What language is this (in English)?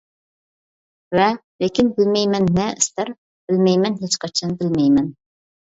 Uyghur